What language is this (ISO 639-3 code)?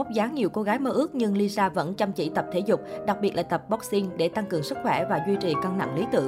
vie